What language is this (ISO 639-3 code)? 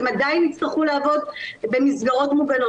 heb